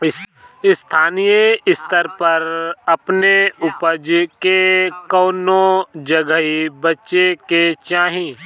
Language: Bhojpuri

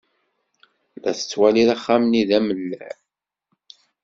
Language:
Kabyle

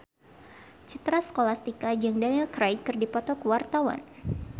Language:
Sundanese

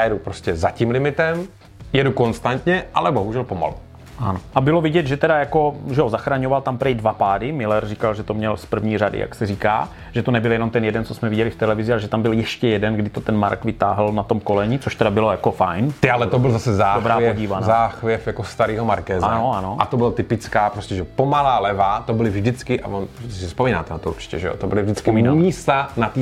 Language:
Czech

